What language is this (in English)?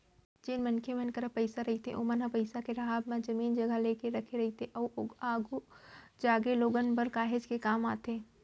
Chhattisgarhi